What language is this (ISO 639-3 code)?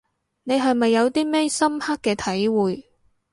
yue